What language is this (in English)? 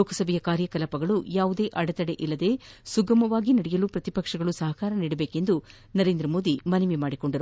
Kannada